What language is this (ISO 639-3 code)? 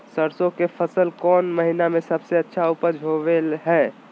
mag